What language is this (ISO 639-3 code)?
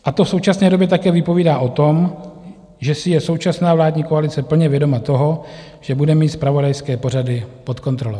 ces